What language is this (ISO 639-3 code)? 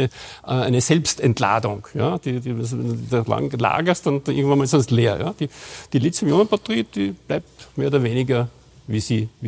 deu